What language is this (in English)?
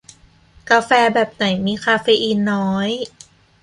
Thai